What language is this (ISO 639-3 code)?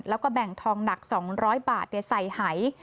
tha